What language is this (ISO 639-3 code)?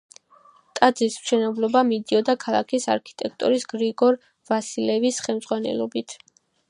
kat